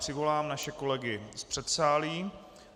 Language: Czech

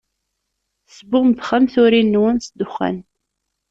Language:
Kabyle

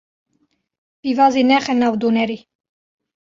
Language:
Kurdish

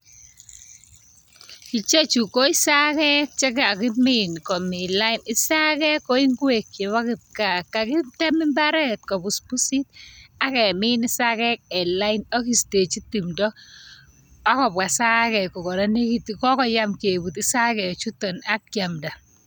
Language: Kalenjin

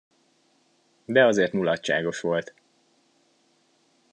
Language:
Hungarian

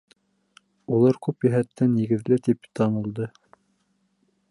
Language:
Bashkir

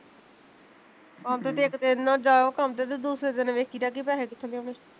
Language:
Punjabi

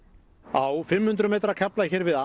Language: Icelandic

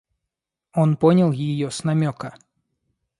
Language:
Russian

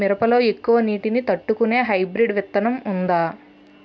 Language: Telugu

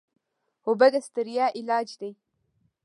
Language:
Pashto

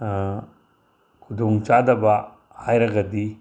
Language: Manipuri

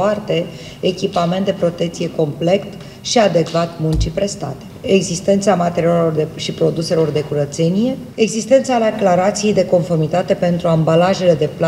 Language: Romanian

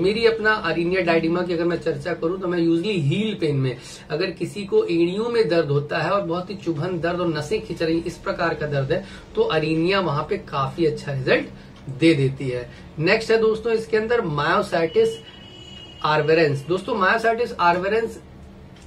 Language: Hindi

